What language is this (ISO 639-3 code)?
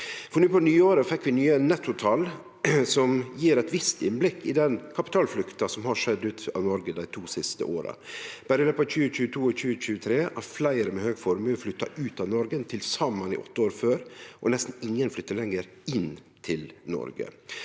nor